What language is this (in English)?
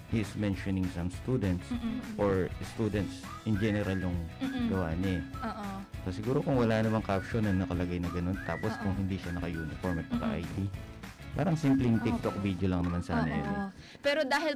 Filipino